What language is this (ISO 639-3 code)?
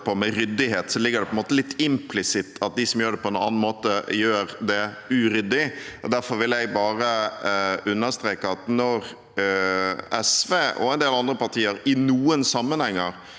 nor